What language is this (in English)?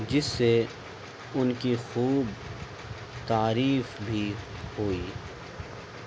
Urdu